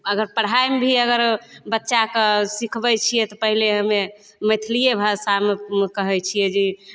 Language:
Maithili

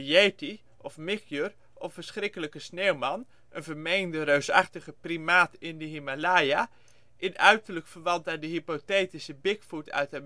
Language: Dutch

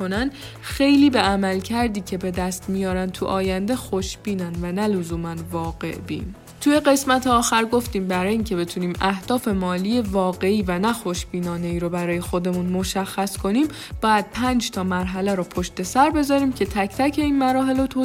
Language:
Persian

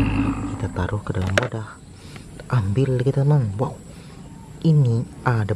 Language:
Indonesian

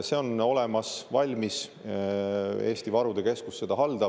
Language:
Estonian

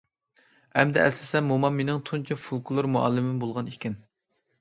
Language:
Uyghur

